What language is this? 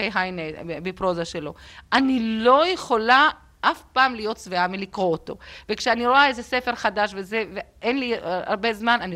Hebrew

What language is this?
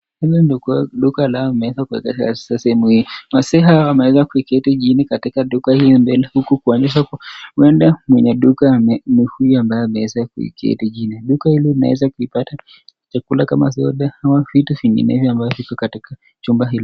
Swahili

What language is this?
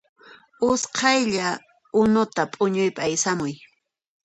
Puno Quechua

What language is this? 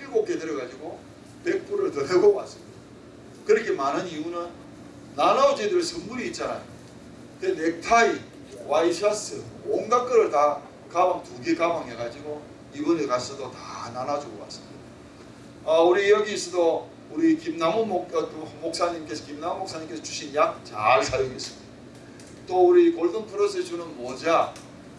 Korean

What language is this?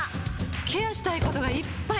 Japanese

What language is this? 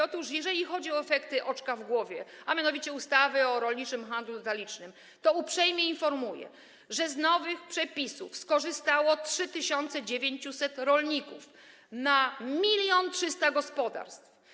Polish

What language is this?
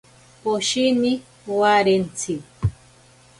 Ashéninka Perené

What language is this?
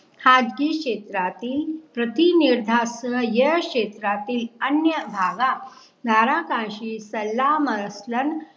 Marathi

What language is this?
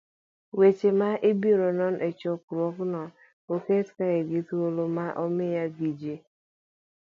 Luo (Kenya and Tanzania)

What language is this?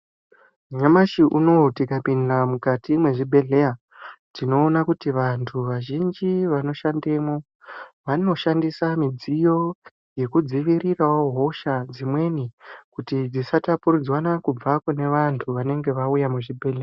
Ndau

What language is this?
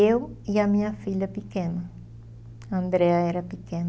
Portuguese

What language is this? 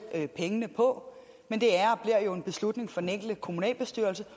Danish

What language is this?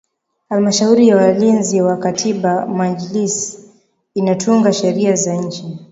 Swahili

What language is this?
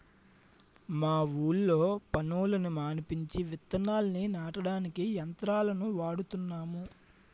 Telugu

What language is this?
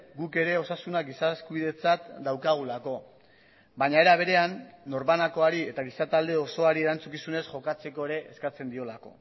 Basque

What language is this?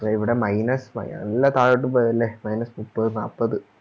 Malayalam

